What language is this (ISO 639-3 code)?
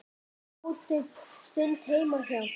isl